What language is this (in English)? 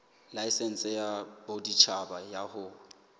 Southern Sotho